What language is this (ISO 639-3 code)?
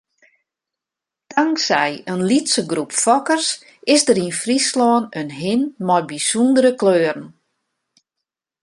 fry